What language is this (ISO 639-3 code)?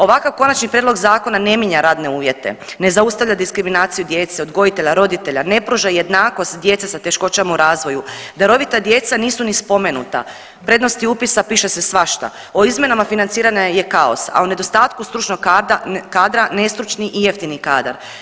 hrv